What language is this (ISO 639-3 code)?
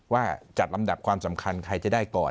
tha